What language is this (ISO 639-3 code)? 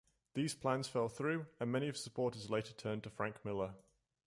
eng